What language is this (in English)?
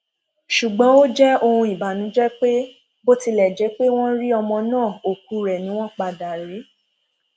Yoruba